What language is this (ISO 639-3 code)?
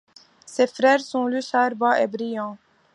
fra